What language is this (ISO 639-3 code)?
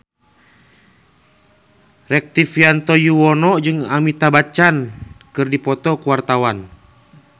sun